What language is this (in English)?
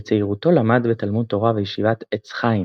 Hebrew